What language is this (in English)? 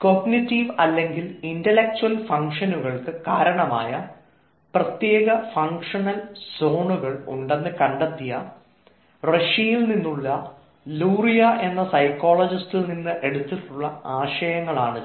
Malayalam